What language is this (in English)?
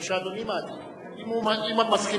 Hebrew